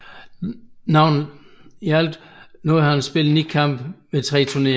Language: Danish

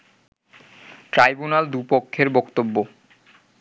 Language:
Bangla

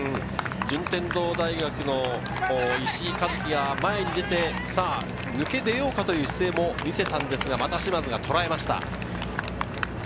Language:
Japanese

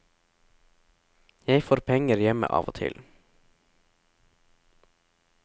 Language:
Norwegian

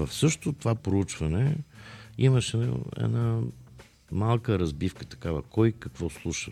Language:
Bulgarian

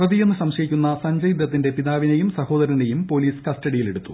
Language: Malayalam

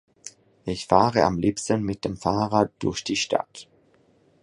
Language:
German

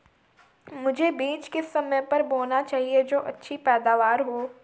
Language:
Hindi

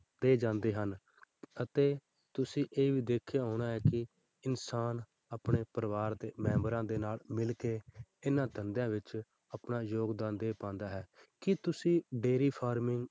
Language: Punjabi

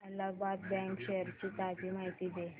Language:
Marathi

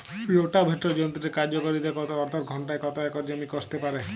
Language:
Bangla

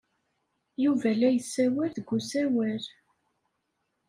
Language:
Kabyle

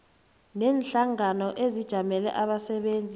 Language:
South Ndebele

